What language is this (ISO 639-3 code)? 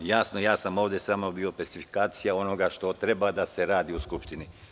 srp